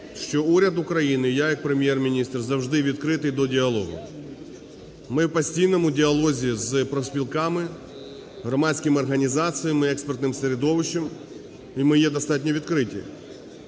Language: Ukrainian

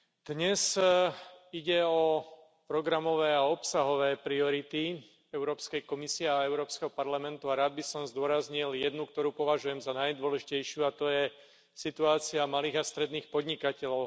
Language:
Slovak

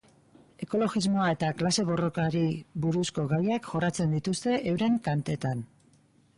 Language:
Basque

